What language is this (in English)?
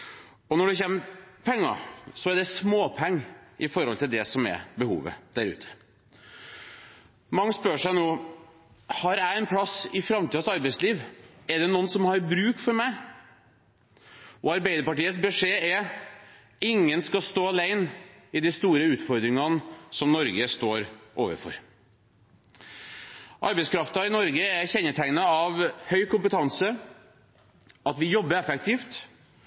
Norwegian Bokmål